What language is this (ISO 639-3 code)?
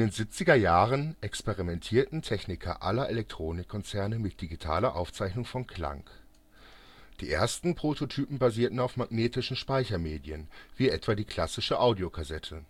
deu